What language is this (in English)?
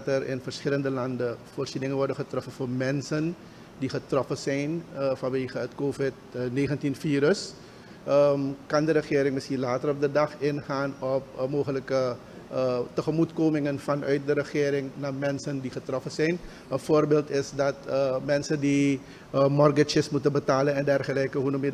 Dutch